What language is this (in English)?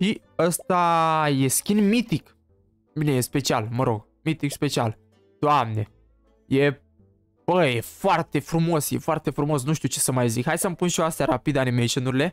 Romanian